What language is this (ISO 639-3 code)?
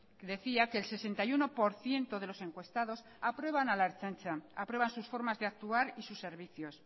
spa